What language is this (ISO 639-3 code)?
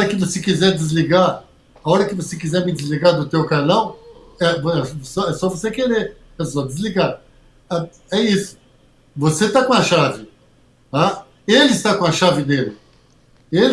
por